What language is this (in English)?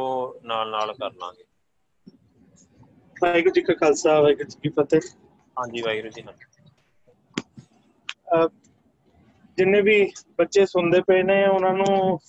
Punjabi